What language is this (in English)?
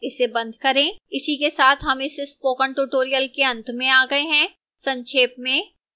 Hindi